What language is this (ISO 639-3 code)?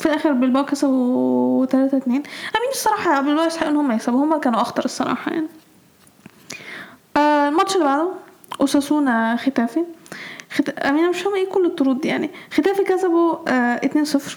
ara